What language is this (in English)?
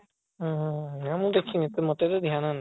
Odia